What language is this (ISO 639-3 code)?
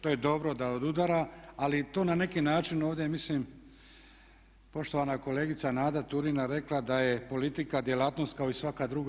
hrv